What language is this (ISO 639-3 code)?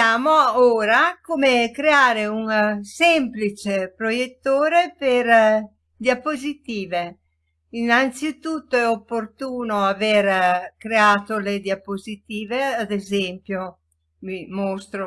ita